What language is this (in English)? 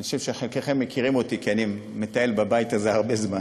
Hebrew